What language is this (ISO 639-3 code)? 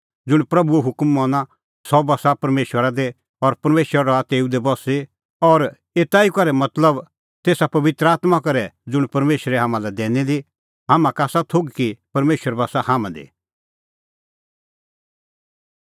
kfx